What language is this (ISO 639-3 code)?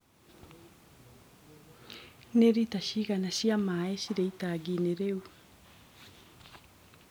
kik